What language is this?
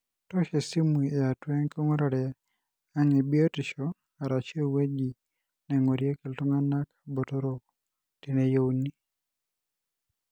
Masai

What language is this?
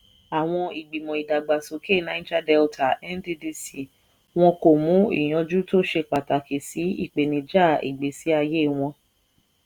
Yoruba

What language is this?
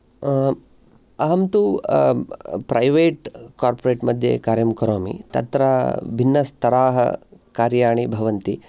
Sanskrit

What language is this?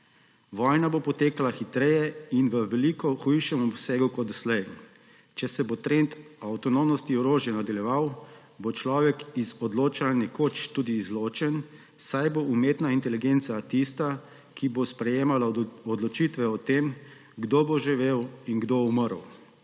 Slovenian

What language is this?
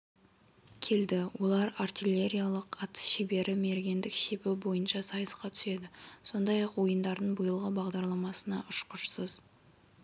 Kazakh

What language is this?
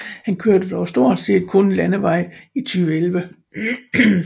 Danish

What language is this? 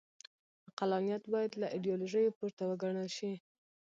Pashto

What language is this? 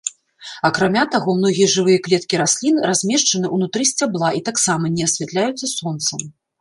Belarusian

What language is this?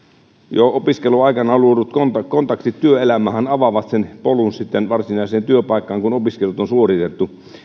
Finnish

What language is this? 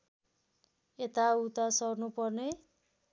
Nepali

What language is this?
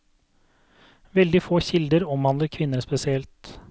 Norwegian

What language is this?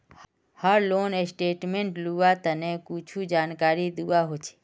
Magahi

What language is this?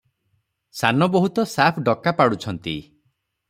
Odia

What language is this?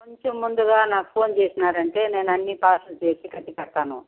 Telugu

